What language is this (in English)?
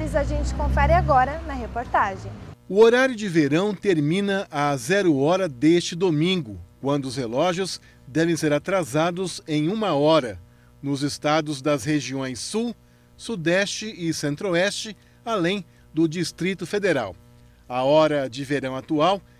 Portuguese